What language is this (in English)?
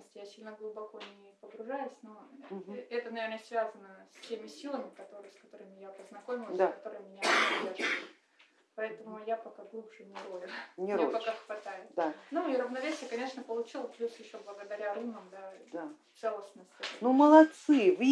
Russian